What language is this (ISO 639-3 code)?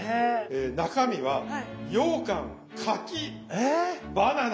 jpn